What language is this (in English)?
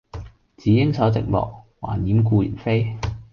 Cantonese